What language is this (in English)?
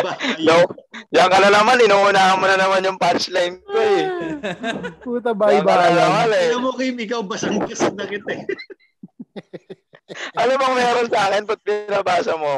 Filipino